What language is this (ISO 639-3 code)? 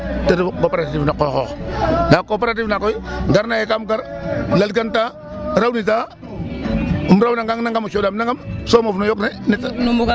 srr